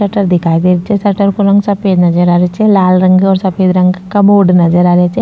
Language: Rajasthani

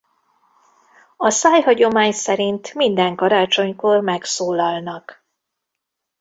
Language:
Hungarian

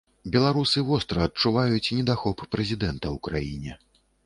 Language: Belarusian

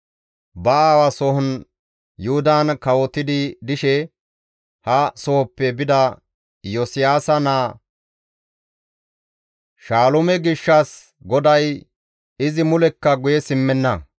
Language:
Gamo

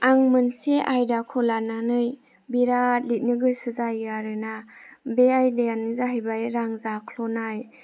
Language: Bodo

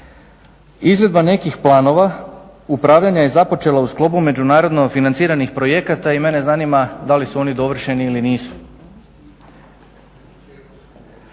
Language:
Croatian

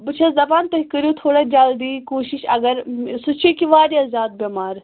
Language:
Kashmiri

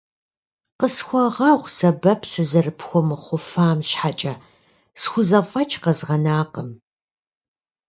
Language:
Kabardian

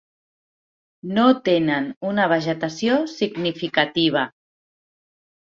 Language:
Catalan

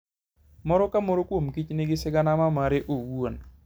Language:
Luo (Kenya and Tanzania)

